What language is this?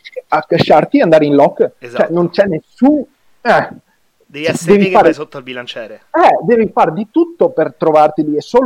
Italian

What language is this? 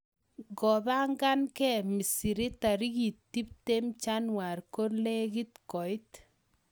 Kalenjin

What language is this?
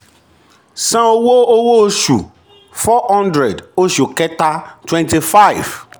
Yoruba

